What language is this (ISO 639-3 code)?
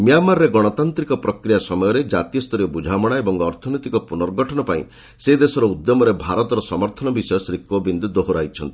ori